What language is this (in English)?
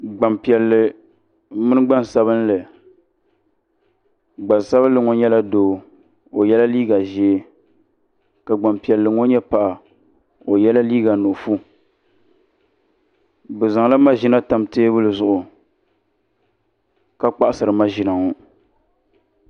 Dagbani